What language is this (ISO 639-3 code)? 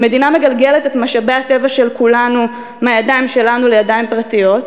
heb